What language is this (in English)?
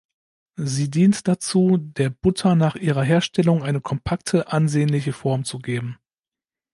German